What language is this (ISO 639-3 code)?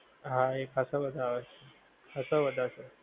guj